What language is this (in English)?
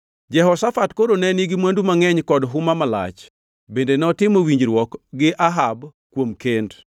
Luo (Kenya and Tanzania)